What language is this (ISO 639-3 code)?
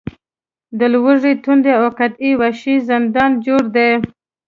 pus